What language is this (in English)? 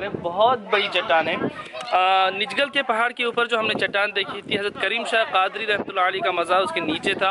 Hindi